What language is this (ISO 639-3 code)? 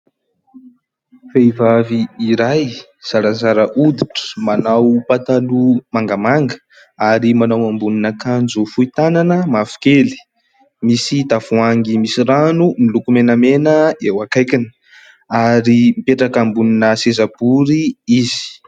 mlg